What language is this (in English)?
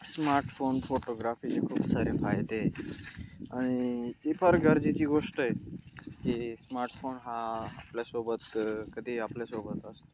Marathi